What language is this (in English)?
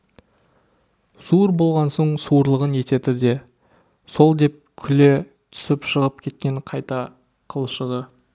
Kazakh